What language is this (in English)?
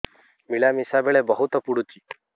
Odia